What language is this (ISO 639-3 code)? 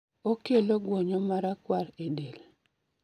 luo